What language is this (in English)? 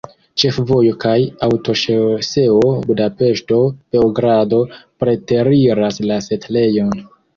Esperanto